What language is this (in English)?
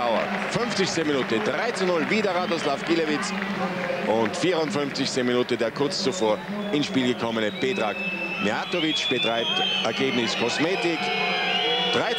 German